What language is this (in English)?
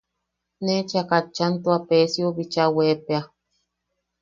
Yaqui